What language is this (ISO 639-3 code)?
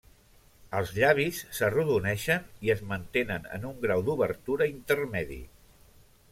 cat